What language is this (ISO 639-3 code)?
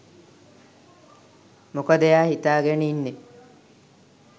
sin